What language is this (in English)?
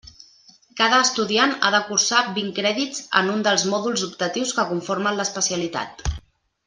Catalan